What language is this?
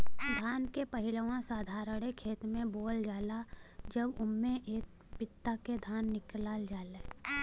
Bhojpuri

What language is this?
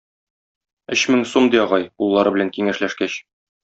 Tatar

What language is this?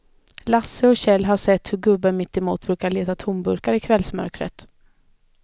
Swedish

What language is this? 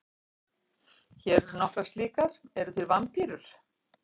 Icelandic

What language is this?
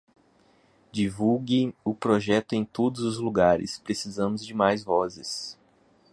Portuguese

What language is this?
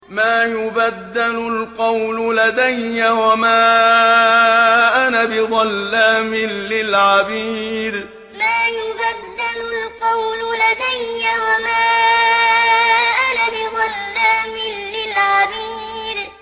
Arabic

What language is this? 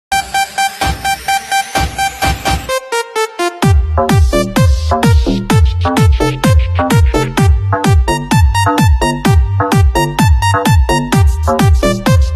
Vietnamese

